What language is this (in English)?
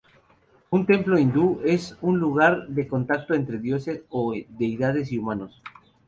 Spanish